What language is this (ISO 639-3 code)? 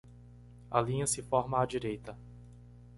por